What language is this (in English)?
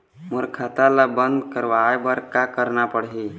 Chhattisgarhi